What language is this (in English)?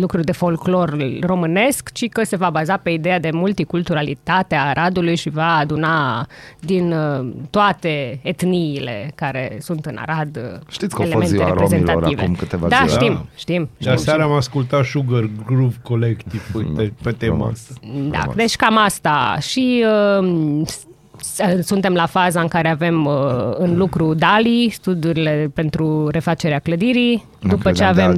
Romanian